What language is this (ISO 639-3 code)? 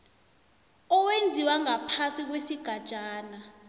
nbl